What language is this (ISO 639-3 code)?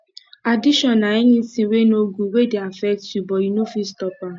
pcm